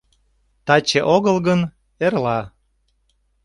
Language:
Mari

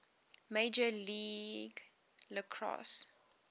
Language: English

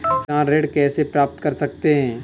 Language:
Hindi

